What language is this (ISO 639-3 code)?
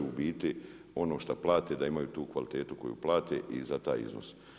hrv